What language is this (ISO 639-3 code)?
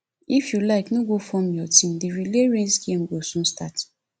pcm